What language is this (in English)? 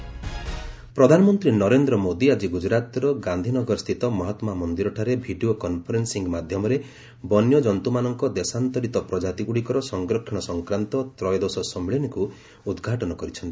Odia